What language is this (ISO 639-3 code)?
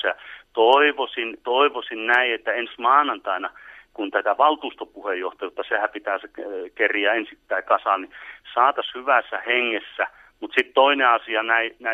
fin